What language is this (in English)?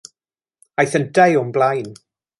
Welsh